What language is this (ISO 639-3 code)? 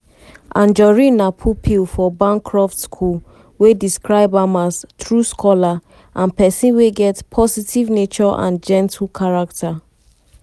pcm